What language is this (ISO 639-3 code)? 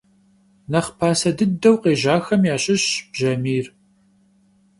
kbd